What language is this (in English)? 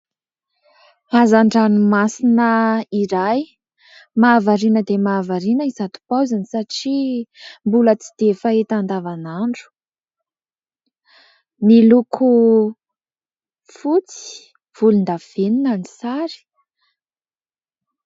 Malagasy